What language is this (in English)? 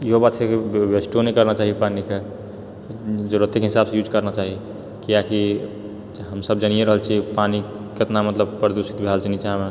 Maithili